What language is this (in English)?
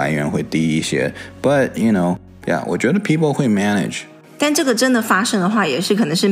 Chinese